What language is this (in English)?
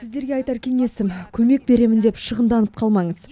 Kazakh